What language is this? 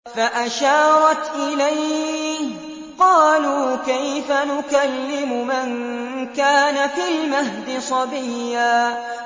Arabic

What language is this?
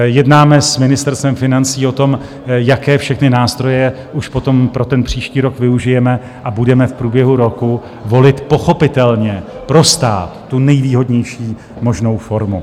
Czech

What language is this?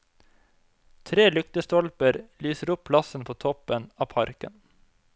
Norwegian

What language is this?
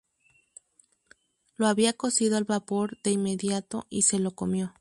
Spanish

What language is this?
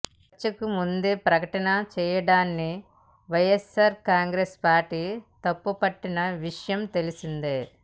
Telugu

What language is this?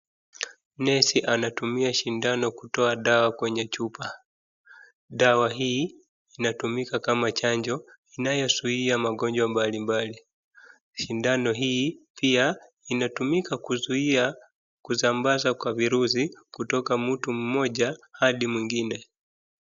Swahili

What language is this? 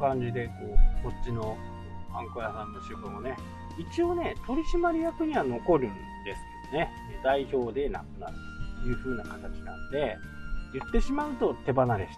Japanese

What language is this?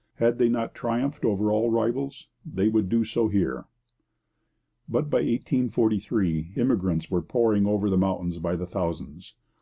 English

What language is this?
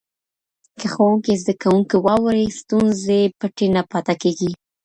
Pashto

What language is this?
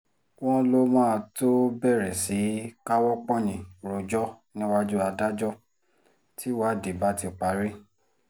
Yoruba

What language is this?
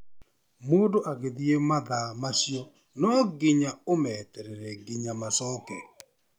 Kikuyu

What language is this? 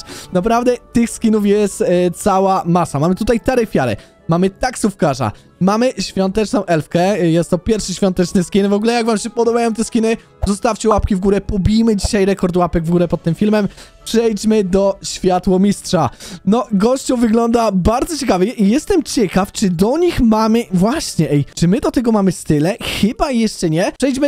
Polish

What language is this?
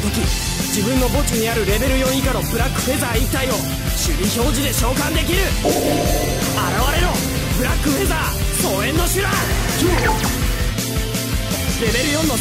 Japanese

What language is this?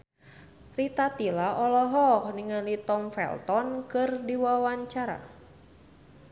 Sundanese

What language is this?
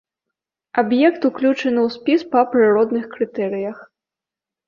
Belarusian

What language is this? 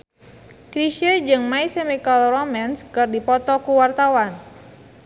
Sundanese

